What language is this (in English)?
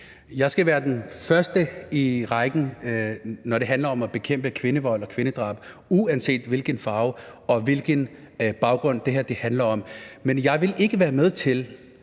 Danish